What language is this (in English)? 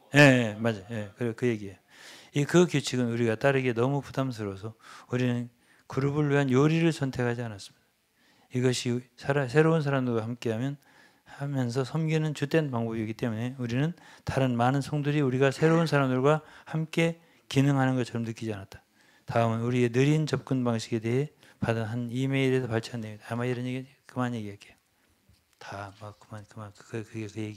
Korean